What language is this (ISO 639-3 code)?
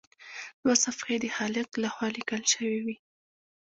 pus